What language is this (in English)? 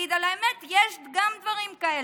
Hebrew